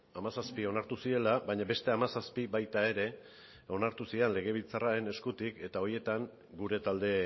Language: Basque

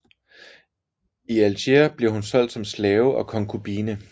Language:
Danish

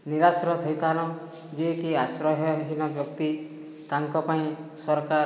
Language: Odia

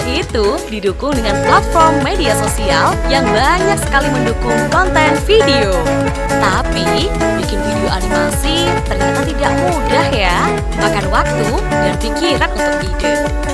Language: Indonesian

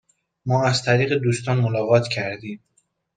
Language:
Persian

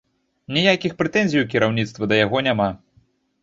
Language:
Belarusian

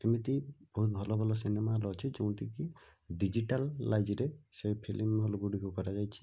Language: Odia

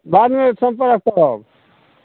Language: Maithili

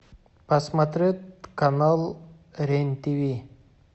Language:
Russian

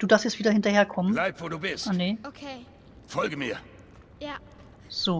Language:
German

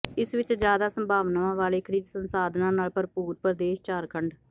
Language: Punjabi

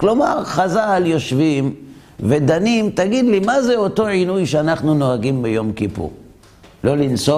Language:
Hebrew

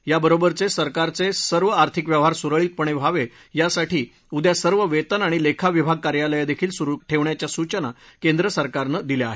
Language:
Marathi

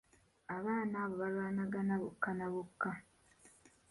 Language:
Ganda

